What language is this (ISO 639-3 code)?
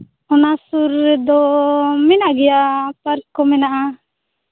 sat